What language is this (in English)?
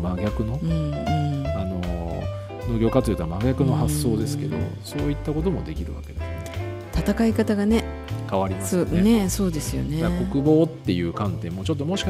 Japanese